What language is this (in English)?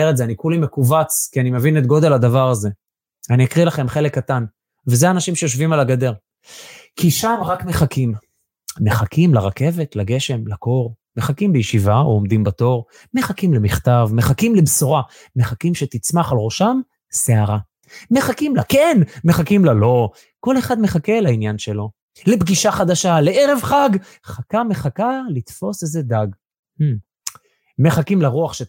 Hebrew